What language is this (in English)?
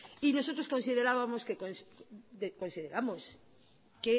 Spanish